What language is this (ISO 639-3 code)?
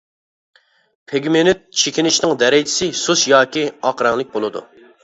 uig